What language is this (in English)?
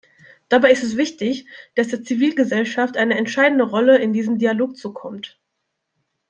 German